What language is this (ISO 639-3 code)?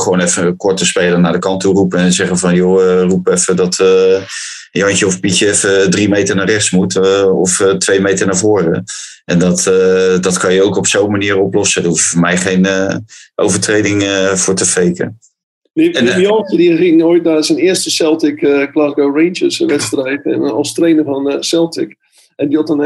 nld